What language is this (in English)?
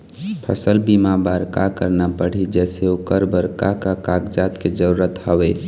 Chhattisgarhi